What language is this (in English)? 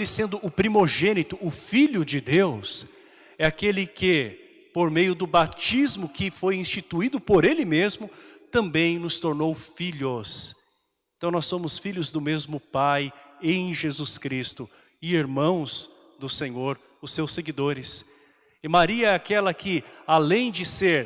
Portuguese